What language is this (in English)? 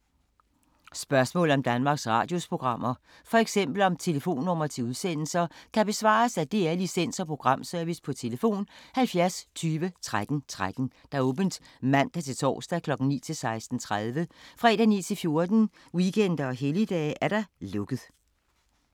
Danish